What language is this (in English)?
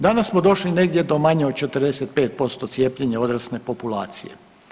Croatian